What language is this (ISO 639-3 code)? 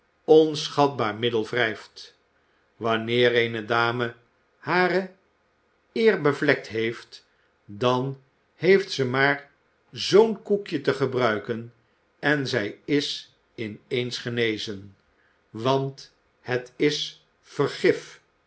nld